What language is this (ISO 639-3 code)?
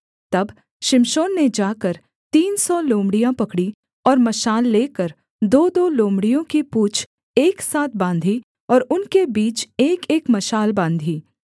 hin